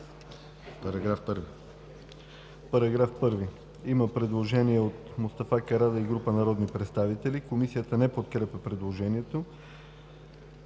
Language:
Bulgarian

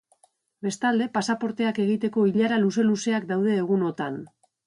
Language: Basque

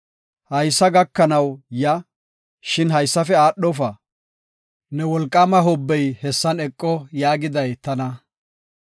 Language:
Gofa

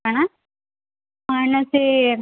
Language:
Odia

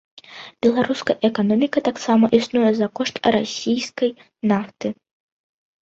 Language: Belarusian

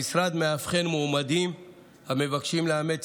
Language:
Hebrew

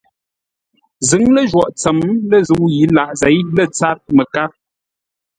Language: Ngombale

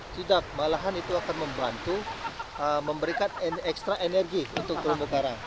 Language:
Indonesian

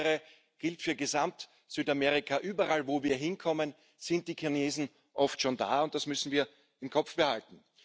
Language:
German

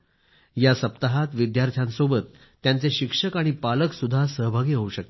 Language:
Marathi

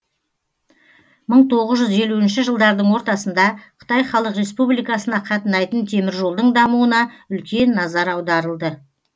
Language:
Kazakh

